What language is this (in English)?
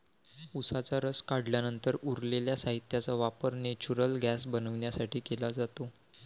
Marathi